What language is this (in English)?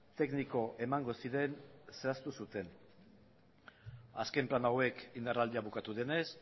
Basque